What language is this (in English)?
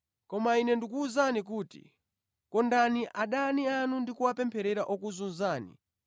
Nyanja